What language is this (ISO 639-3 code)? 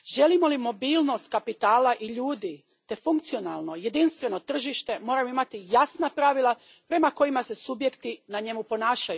hrv